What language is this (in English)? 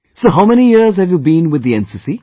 English